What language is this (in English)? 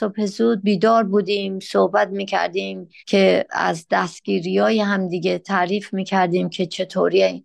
Persian